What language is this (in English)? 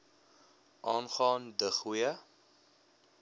Afrikaans